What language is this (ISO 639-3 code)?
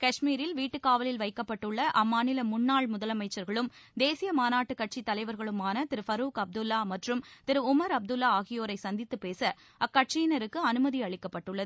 tam